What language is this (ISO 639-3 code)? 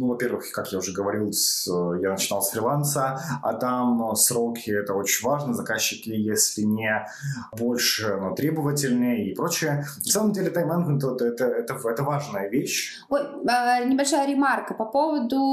rus